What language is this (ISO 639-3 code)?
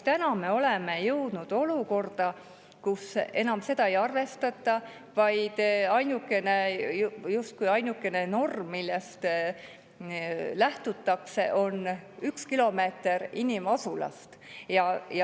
est